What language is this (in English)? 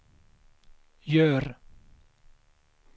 Swedish